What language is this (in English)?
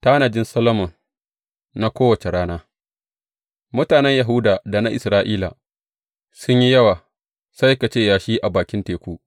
Hausa